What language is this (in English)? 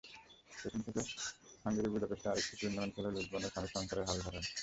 Bangla